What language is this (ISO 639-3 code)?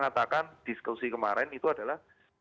ind